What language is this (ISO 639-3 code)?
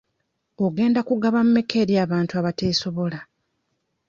lug